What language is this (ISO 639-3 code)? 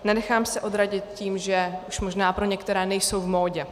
ces